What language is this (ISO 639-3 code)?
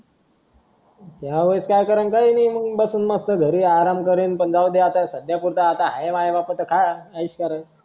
mar